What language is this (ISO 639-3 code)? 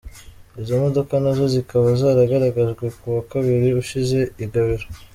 kin